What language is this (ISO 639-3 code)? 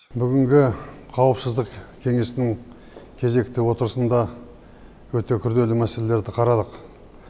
kaz